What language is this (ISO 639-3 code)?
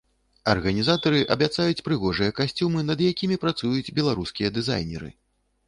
bel